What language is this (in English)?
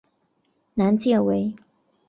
Chinese